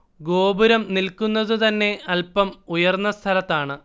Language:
Malayalam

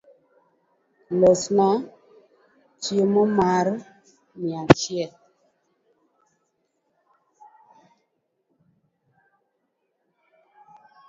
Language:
Luo (Kenya and Tanzania)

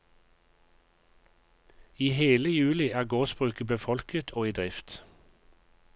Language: Norwegian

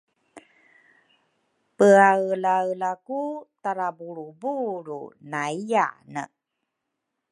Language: Rukai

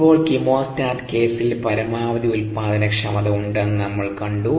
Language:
Malayalam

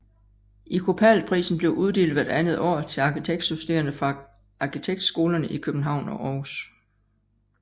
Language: Danish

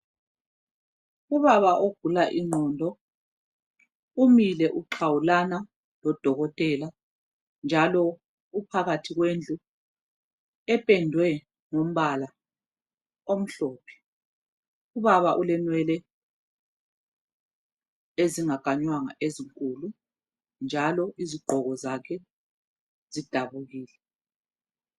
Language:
North Ndebele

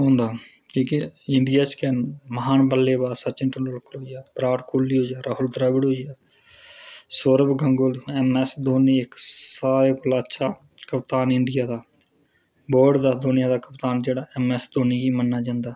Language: Dogri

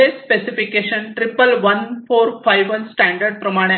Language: Marathi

